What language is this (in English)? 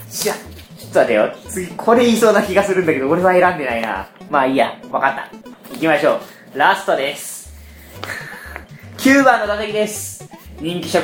Japanese